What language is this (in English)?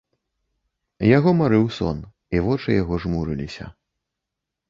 Belarusian